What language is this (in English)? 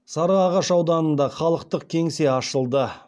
Kazakh